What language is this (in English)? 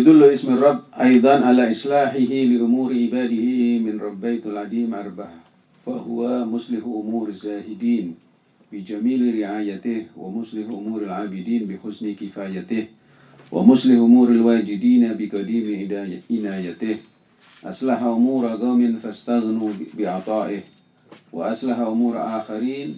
Indonesian